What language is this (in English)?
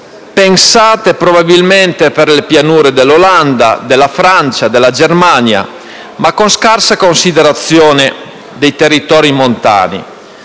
Italian